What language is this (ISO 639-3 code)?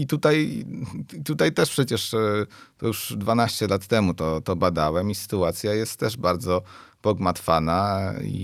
pol